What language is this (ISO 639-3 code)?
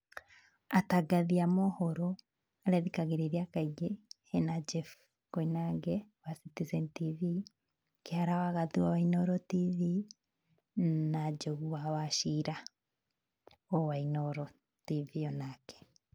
kik